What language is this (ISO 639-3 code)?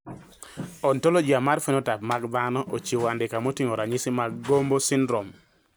luo